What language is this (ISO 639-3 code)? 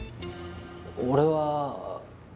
jpn